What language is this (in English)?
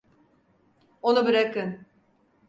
Turkish